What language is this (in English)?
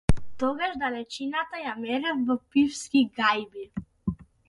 Macedonian